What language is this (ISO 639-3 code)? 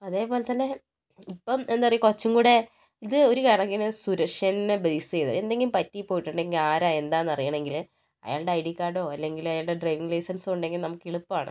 mal